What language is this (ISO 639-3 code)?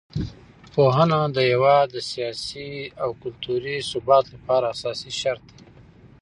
pus